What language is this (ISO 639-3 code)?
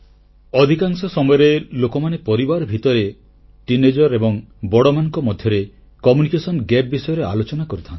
ori